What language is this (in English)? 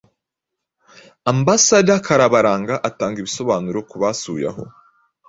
Kinyarwanda